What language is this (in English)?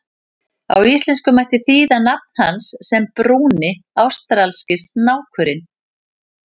Icelandic